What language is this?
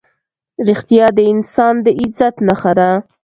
Pashto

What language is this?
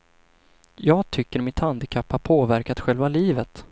Swedish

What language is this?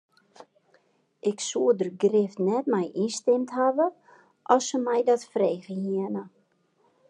Western Frisian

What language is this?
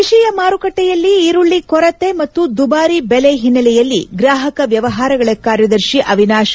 Kannada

